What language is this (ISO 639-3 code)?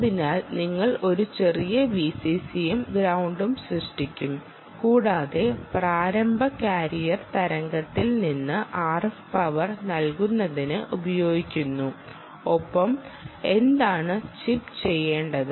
mal